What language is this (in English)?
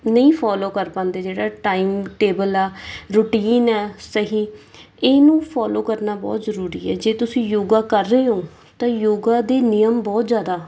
Punjabi